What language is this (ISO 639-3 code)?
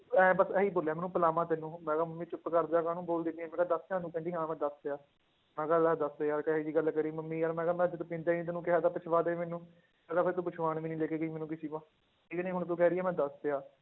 pan